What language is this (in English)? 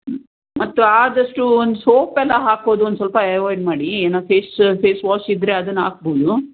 Kannada